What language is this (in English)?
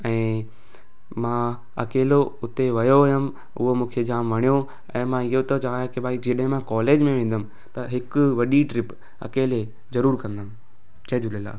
Sindhi